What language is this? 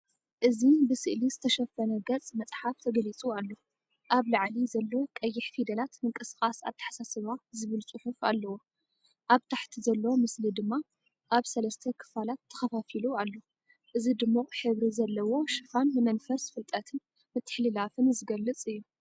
Tigrinya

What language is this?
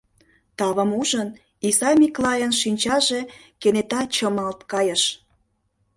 Mari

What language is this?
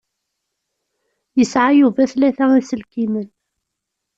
Kabyle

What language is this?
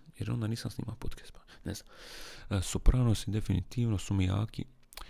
Croatian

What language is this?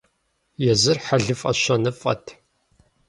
Kabardian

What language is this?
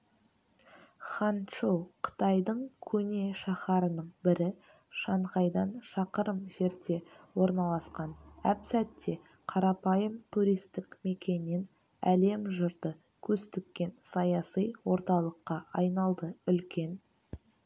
Kazakh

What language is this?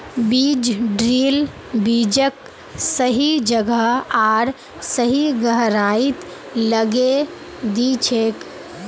Magahi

